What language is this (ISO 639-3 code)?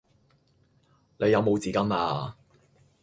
yue